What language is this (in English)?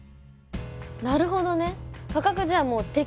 Japanese